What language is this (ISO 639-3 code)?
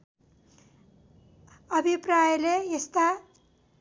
nep